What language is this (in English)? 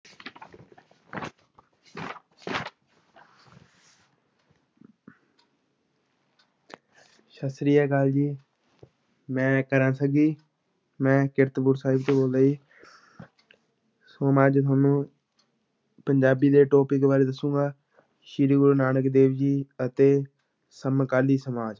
Punjabi